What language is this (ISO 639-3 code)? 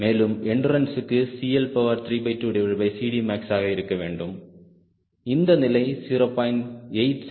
tam